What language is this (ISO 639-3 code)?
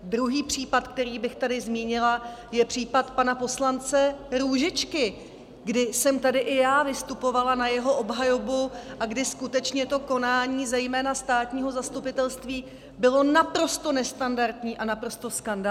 ces